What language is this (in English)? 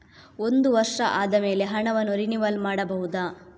Kannada